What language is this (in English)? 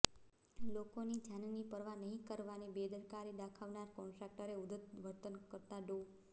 Gujarati